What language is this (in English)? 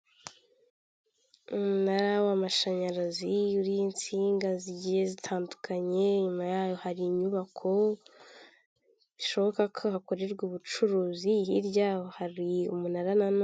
Kinyarwanda